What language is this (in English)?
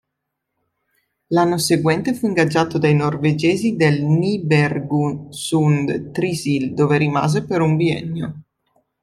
Italian